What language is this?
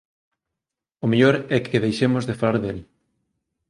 Galician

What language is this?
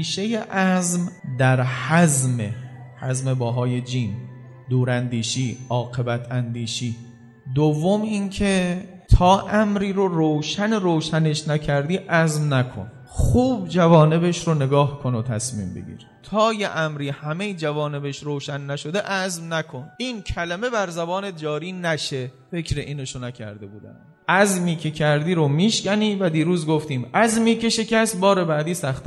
Persian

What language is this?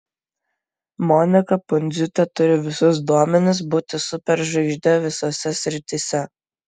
Lithuanian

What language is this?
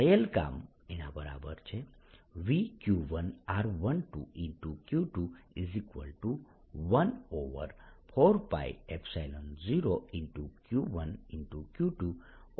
Gujarati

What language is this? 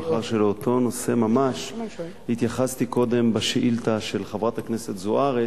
Hebrew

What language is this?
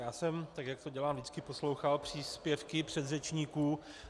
Czech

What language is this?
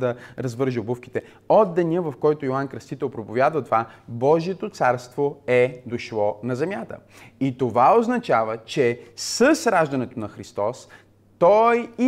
Bulgarian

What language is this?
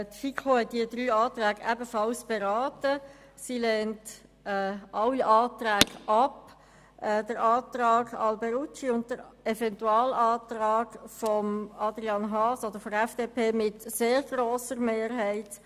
Swiss German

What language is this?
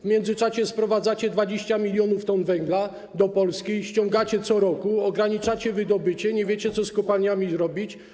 Polish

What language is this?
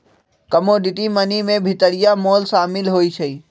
Magahi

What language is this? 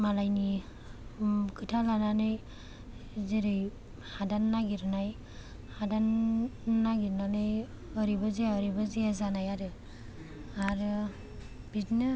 Bodo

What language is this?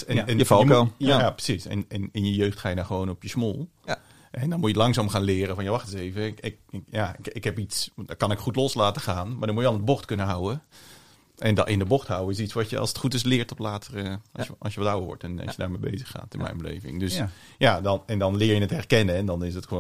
Dutch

